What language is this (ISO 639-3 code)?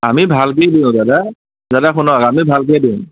asm